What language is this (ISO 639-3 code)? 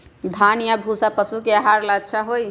mag